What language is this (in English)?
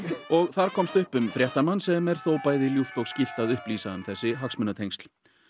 Icelandic